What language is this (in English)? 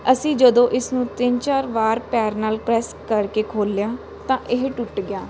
Punjabi